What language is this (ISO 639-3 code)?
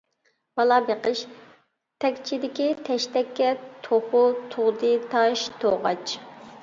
uig